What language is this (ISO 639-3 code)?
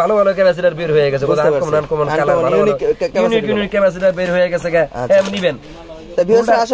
ben